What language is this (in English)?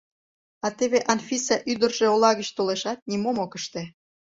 Mari